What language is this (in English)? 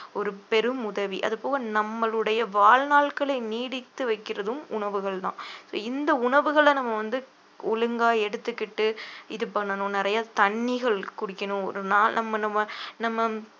Tamil